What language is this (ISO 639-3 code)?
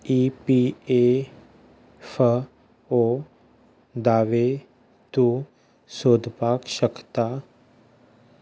kok